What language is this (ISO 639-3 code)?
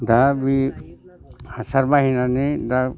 brx